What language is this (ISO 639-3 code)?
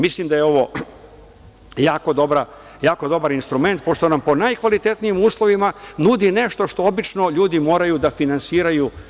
srp